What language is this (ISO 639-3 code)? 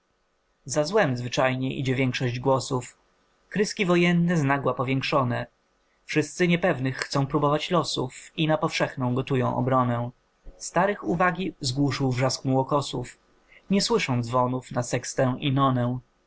pol